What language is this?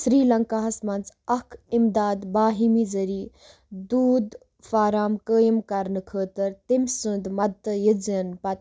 Kashmiri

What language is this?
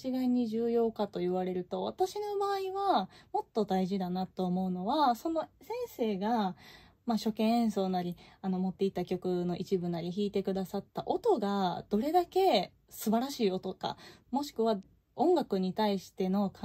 Japanese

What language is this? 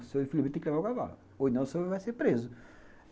Portuguese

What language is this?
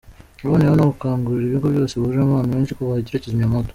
Kinyarwanda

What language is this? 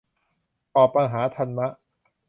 Thai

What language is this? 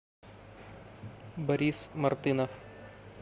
Russian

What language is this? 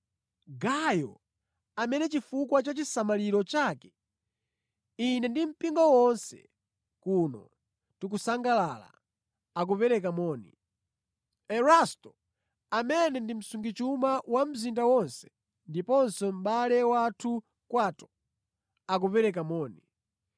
Nyanja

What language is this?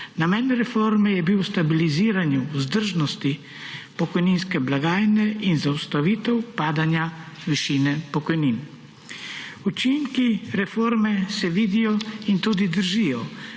Slovenian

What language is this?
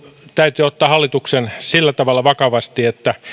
Finnish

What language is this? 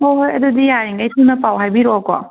Manipuri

